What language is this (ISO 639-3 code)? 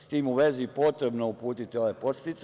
srp